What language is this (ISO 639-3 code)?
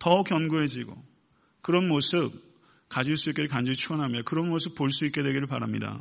kor